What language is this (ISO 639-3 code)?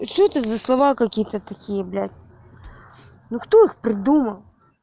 rus